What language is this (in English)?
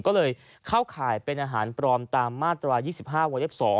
Thai